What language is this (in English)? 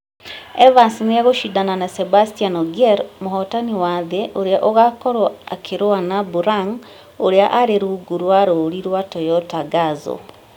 Kikuyu